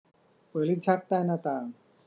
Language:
Thai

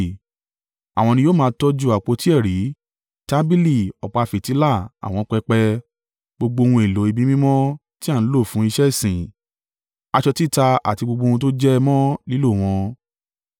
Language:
Yoruba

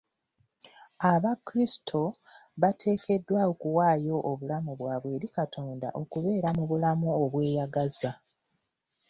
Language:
Ganda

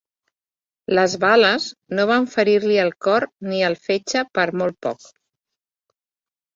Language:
Catalan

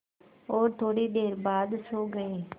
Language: Hindi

